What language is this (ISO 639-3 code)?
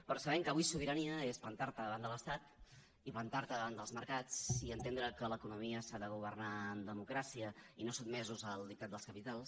cat